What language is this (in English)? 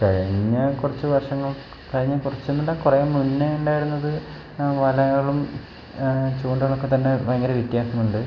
Malayalam